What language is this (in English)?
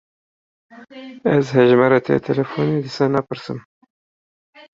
Kurdish